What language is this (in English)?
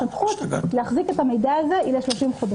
Hebrew